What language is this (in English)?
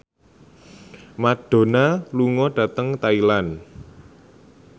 Javanese